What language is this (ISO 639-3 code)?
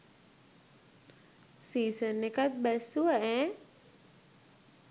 sin